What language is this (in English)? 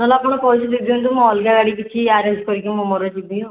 Odia